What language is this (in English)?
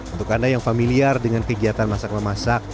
Indonesian